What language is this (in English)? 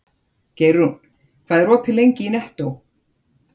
Icelandic